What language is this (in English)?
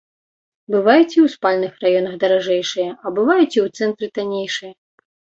Belarusian